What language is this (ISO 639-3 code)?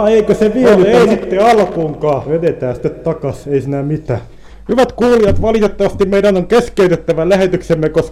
fin